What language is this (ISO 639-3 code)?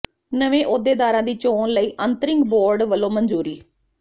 pan